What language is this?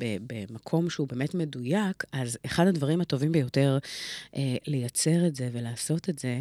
Hebrew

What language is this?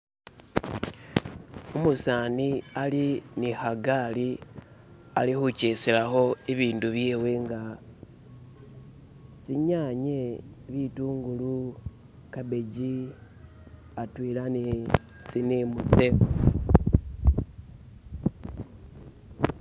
Masaaba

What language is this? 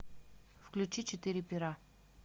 Russian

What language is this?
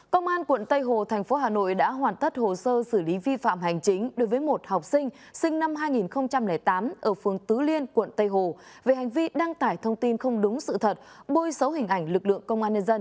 Vietnamese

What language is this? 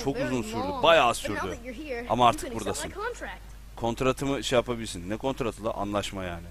Turkish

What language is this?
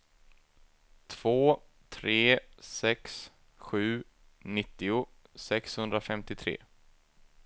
Swedish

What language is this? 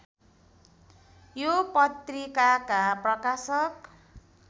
Nepali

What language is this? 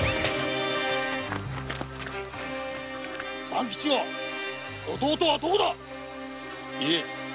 Japanese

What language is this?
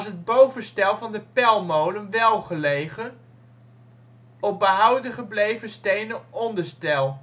Dutch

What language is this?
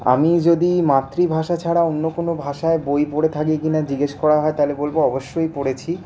Bangla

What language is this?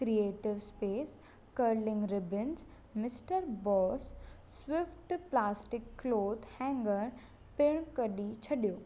Sindhi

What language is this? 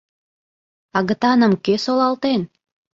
Mari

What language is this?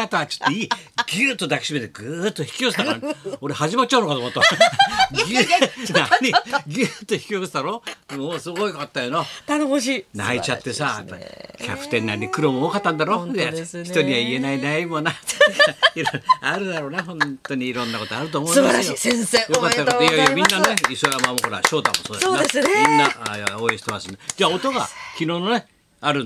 Japanese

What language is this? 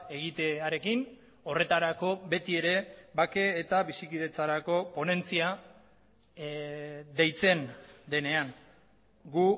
Basque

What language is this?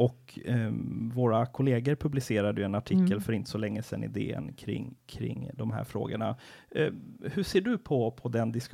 Swedish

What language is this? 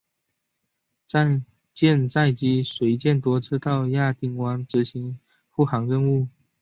Chinese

